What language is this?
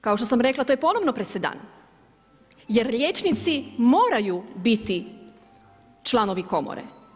Croatian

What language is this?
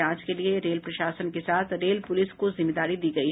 Hindi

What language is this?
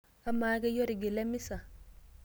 Masai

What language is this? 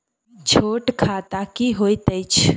Maithili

